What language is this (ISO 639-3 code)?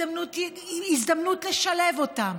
heb